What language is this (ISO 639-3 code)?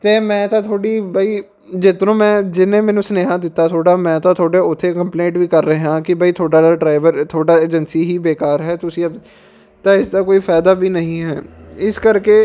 pan